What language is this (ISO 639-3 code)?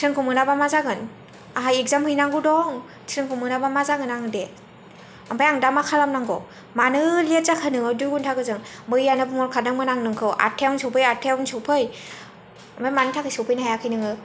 brx